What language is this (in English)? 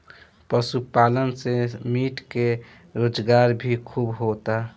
Bhojpuri